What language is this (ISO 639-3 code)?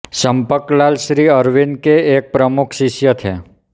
hin